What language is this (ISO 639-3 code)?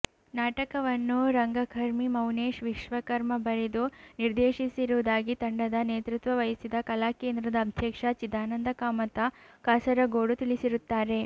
kan